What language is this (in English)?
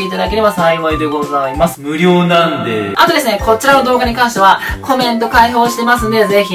Japanese